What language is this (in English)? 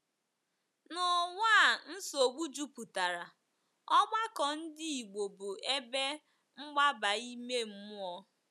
Igbo